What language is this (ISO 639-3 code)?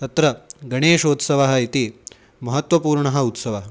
san